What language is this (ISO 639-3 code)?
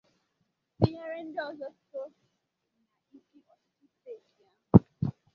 ibo